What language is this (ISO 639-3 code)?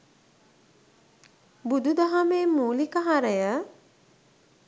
sin